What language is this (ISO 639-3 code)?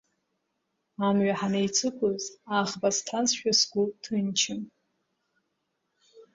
abk